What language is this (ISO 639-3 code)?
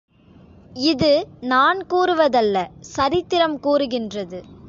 tam